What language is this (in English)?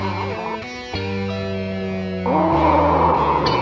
Indonesian